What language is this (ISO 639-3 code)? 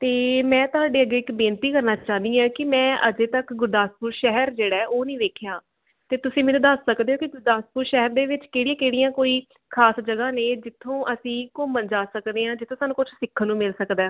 pan